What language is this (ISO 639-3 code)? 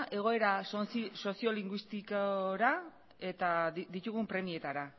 eus